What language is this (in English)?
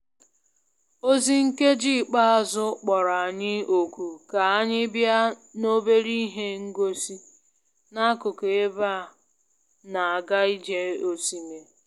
Igbo